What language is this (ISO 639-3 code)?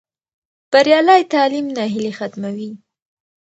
pus